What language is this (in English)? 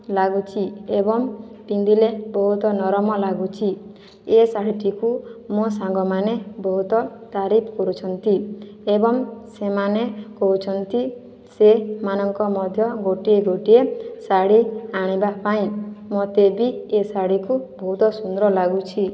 Odia